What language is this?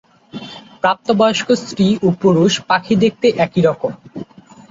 Bangla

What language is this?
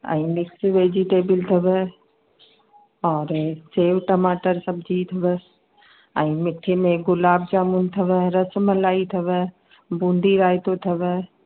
Sindhi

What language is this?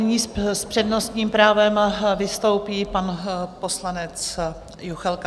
Czech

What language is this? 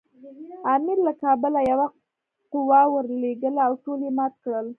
Pashto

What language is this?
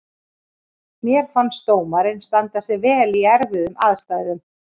Icelandic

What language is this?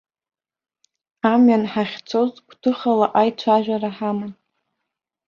Abkhazian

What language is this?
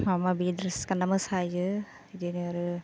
Bodo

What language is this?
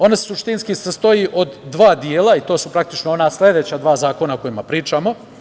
Serbian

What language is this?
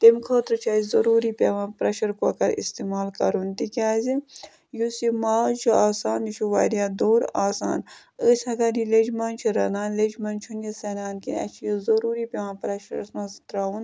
Kashmiri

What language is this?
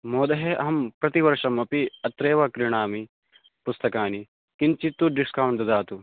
Sanskrit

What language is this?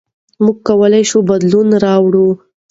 Pashto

